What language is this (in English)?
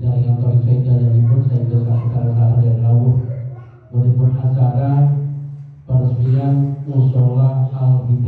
Indonesian